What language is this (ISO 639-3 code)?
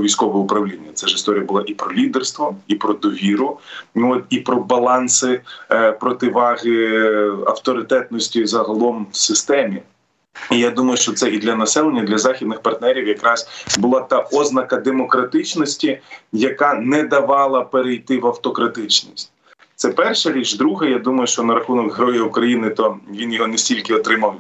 ukr